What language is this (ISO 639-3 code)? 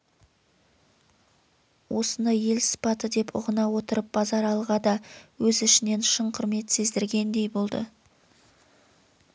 kaz